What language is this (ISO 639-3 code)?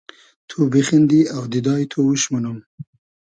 haz